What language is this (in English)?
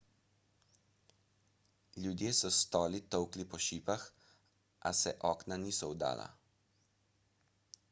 Slovenian